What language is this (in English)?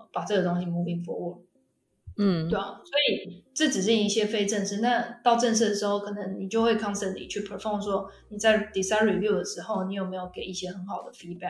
Chinese